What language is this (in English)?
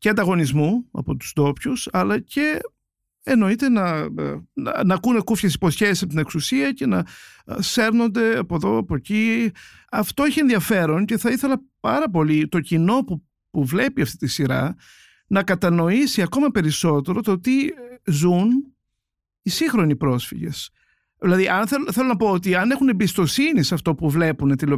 Greek